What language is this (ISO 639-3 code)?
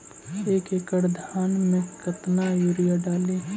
mag